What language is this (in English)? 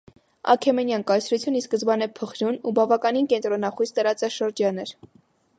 Armenian